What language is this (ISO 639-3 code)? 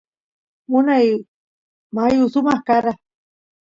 qus